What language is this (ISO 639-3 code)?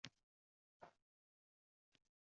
uzb